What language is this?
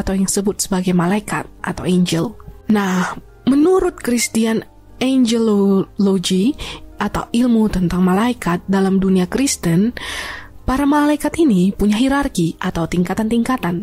Indonesian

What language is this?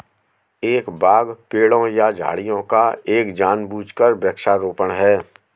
Hindi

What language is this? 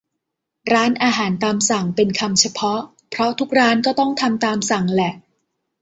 Thai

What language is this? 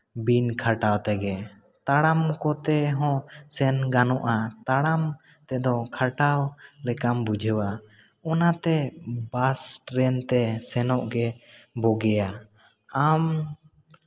Santali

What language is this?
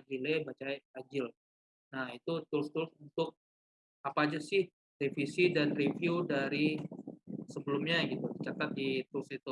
Indonesian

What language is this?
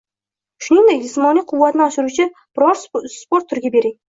Uzbek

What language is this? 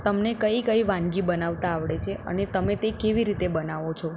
Gujarati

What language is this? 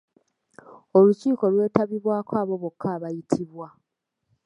Ganda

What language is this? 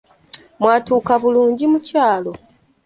Ganda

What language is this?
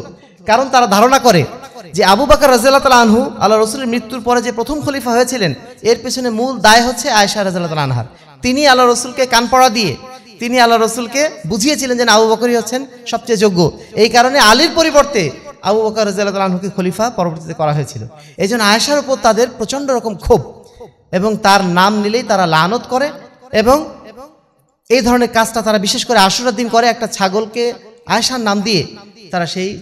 Bangla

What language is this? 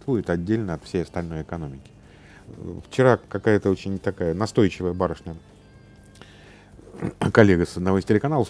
Russian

